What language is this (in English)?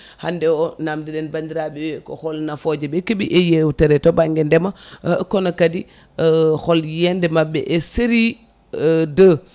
Fula